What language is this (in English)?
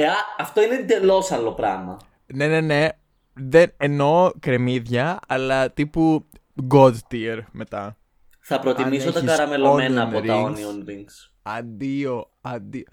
Greek